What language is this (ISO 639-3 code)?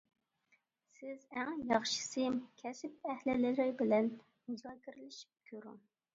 uig